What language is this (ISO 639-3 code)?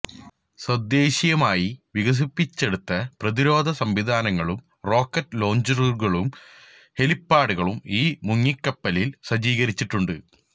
mal